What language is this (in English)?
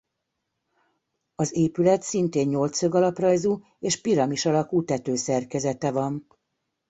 Hungarian